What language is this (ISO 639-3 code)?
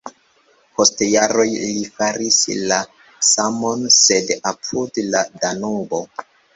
epo